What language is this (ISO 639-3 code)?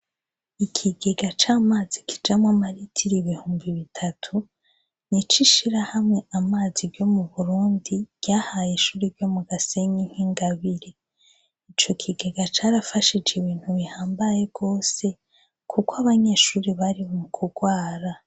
run